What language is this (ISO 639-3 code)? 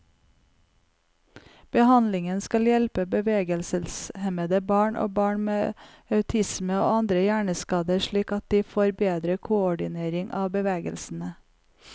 nor